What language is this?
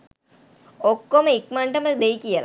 Sinhala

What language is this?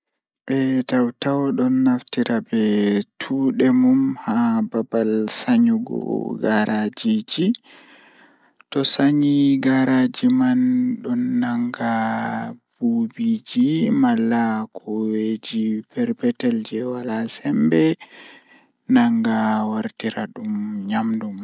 Fula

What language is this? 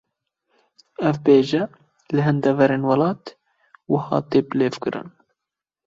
Kurdish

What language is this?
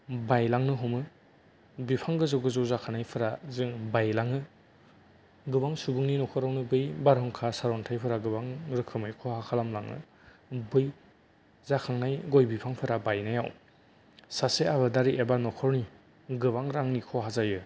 Bodo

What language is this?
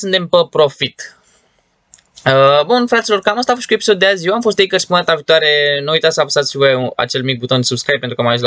Romanian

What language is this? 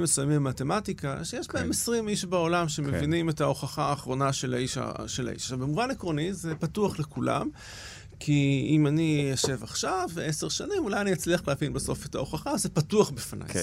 Hebrew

